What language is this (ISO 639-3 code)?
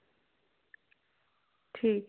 doi